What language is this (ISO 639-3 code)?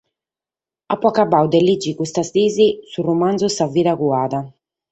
srd